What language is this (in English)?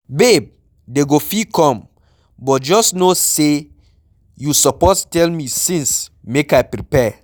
Nigerian Pidgin